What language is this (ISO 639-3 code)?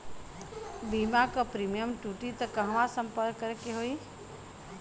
bho